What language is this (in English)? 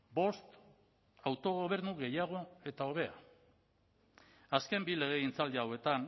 Basque